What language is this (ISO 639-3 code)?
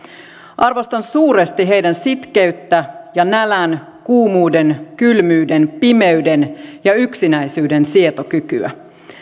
fin